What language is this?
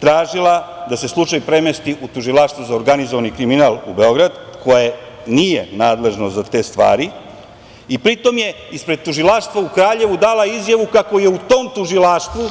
Serbian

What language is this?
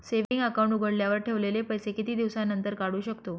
Marathi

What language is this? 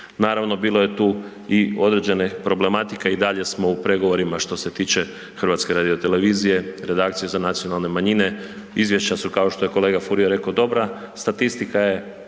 Croatian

